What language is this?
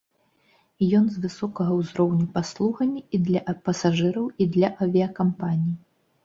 Belarusian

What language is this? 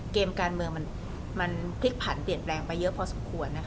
Thai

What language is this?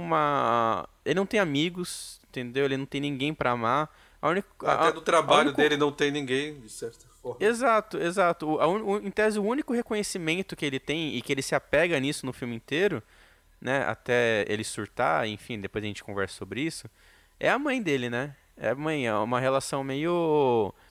Portuguese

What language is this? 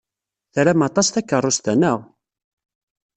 Kabyle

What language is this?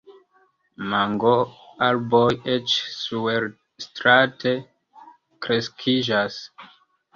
Esperanto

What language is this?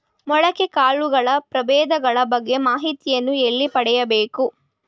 Kannada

